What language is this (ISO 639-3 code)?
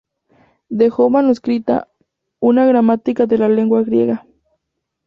spa